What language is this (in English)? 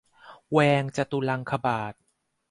Thai